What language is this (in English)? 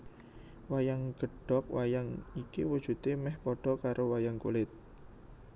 Javanese